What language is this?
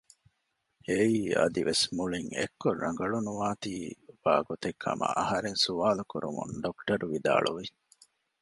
Divehi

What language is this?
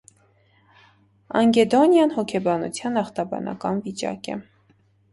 Armenian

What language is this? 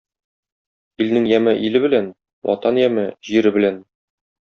Tatar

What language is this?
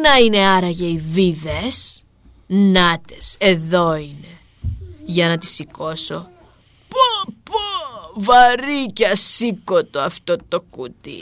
Greek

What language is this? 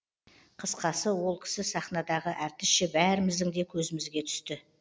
Kazakh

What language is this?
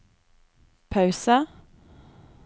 Norwegian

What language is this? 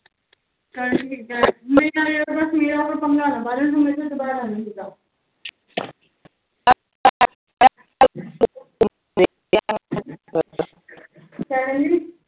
Punjabi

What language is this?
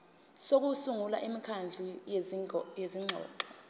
Zulu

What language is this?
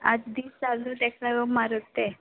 Konkani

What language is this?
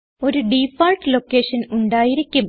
Malayalam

